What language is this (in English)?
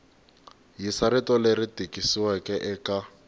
Tsonga